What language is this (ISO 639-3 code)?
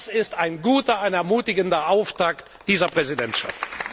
deu